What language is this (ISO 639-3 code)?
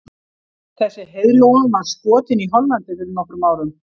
isl